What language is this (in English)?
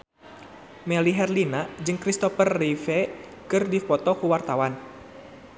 Sundanese